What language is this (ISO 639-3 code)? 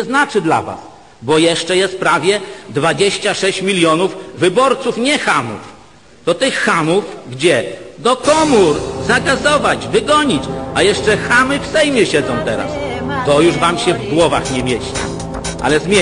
pol